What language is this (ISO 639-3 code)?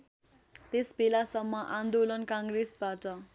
nep